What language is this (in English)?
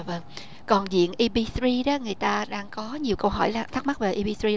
Vietnamese